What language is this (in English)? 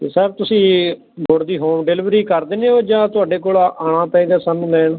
Punjabi